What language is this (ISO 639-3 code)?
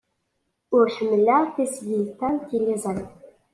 kab